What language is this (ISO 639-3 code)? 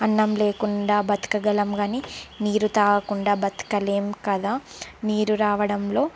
tel